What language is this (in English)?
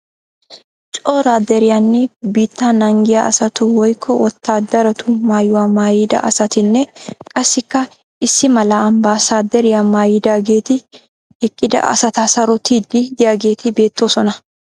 Wolaytta